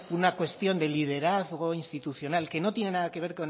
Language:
Spanish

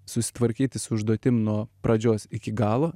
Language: Lithuanian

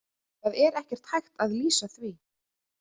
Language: Icelandic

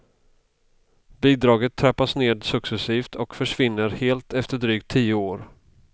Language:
Swedish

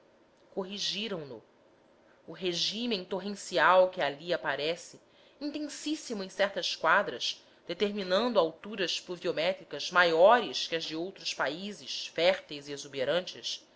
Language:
Portuguese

